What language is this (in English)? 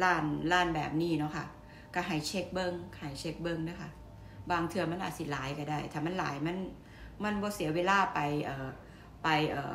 Thai